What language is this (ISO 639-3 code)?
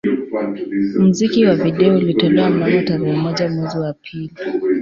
swa